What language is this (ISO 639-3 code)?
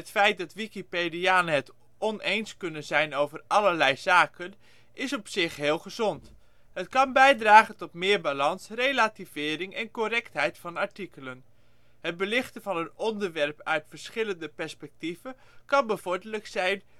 nld